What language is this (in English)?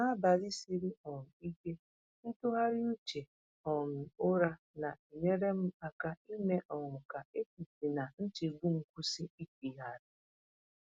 Igbo